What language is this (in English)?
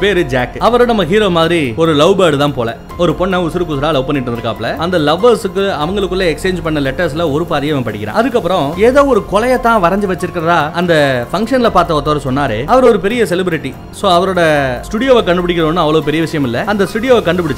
Tamil